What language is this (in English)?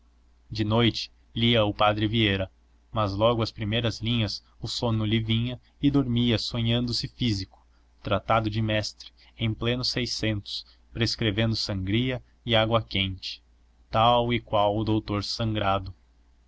Portuguese